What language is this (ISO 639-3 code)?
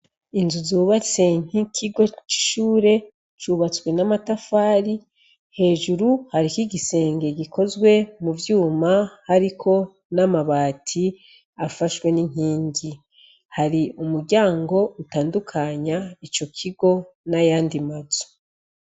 run